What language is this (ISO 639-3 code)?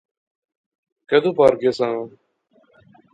phr